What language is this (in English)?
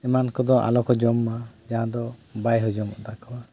Santali